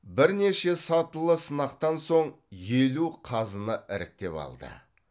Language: Kazakh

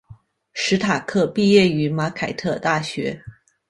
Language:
Chinese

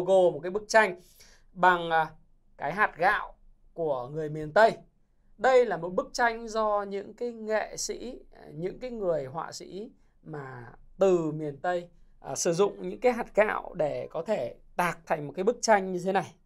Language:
Vietnamese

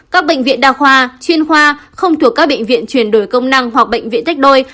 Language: Vietnamese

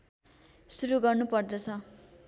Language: Nepali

